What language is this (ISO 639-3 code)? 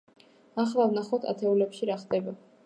kat